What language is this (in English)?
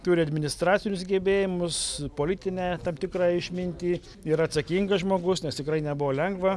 Lithuanian